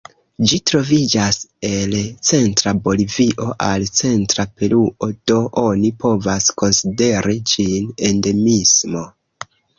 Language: Esperanto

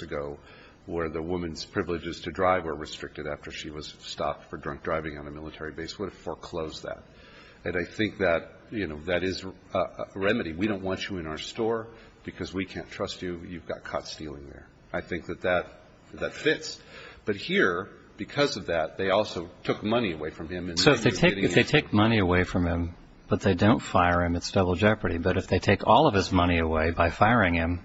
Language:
English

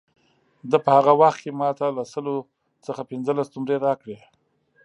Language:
Pashto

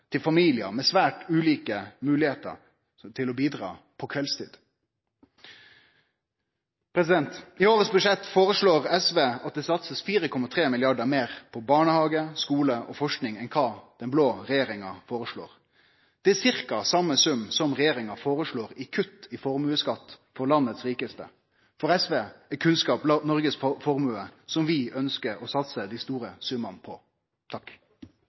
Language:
Norwegian Nynorsk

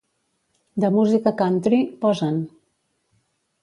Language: Catalan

